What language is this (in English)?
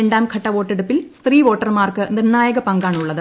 Malayalam